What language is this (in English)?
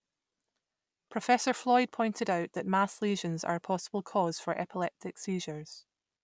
English